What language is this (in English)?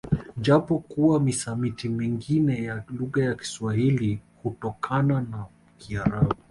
Swahili